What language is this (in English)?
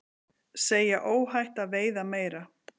Icelandic